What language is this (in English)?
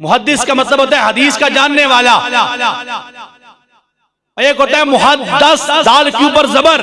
Urdu